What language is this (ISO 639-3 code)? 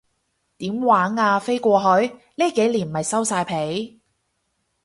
yue